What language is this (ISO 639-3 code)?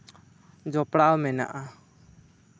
sat